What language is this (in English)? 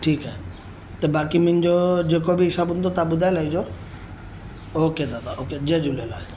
Sindhi